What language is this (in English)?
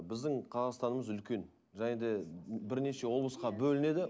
Kazakh